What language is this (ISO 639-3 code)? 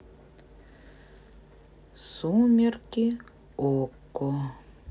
rus